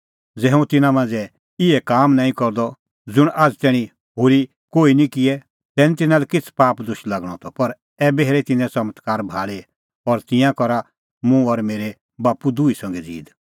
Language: Kullu Pahari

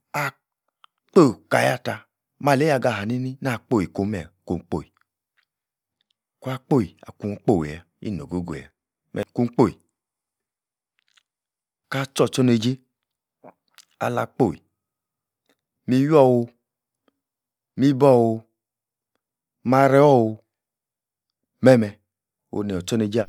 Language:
Yace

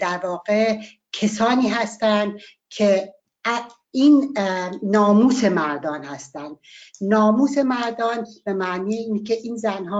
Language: Persian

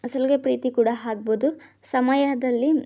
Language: Kannada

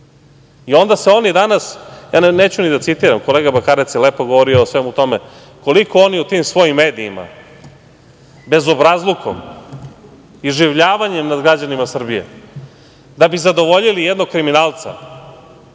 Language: Serbian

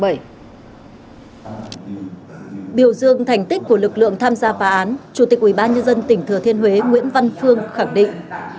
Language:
Vietnamese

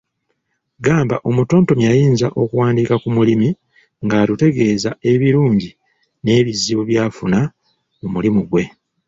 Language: Ganda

